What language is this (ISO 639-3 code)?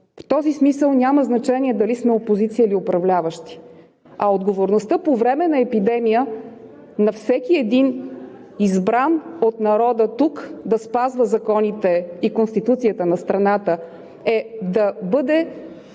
bul